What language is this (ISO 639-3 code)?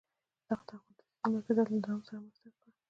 pus